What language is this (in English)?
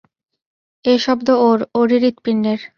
Bangla